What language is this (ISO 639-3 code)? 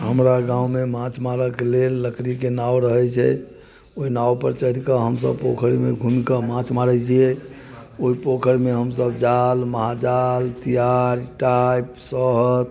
mai